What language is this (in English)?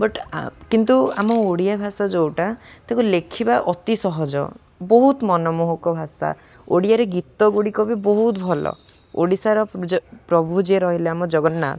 Odia